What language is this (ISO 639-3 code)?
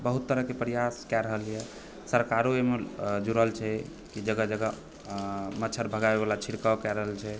mai